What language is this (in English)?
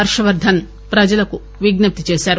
Telugu